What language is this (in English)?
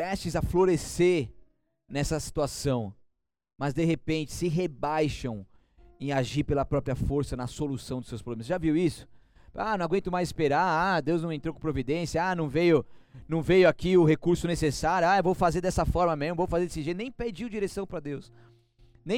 Portuguese